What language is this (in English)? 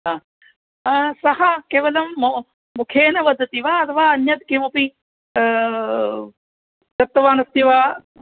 Sanskrit